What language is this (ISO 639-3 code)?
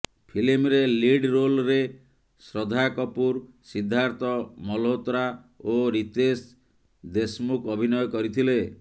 ori